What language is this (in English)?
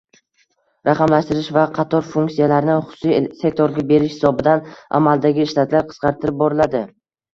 Uzbek